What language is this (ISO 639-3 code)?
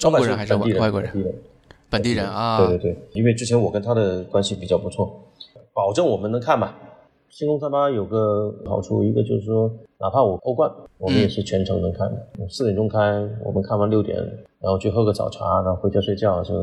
zho